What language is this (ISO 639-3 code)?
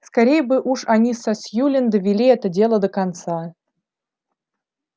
rus